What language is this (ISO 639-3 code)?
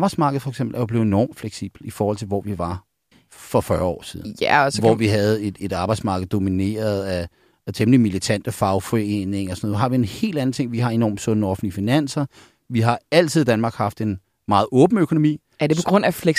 dan